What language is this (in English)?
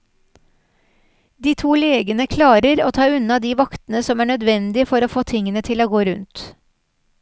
Norwegian